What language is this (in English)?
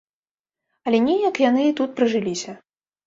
Belarusian